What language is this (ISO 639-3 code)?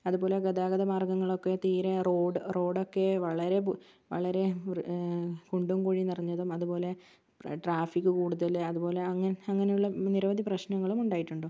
mal